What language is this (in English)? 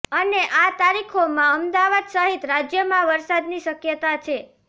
Gujarati